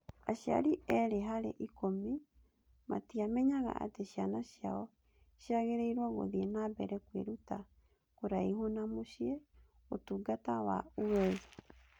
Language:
Kikuyu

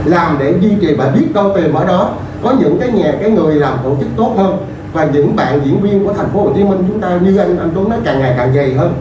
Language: Vietnamese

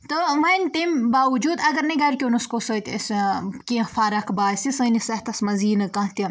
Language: Kashmiri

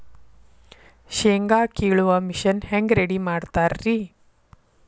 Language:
Kannada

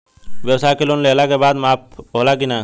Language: Bhojpuri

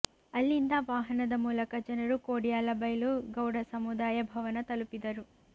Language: Kannada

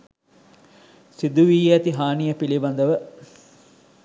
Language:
Sinhala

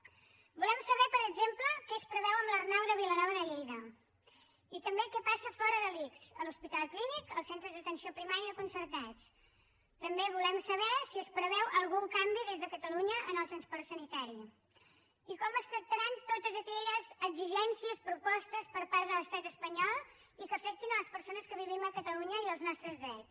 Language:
Catalan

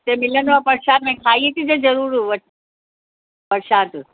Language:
Sindhi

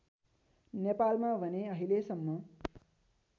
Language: Nepali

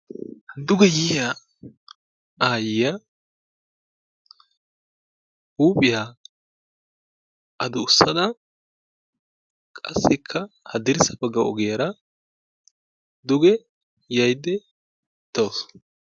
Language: Wolaytta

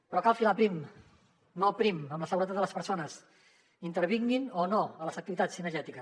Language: Catalan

